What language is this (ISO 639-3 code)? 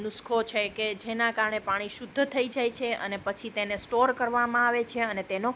guj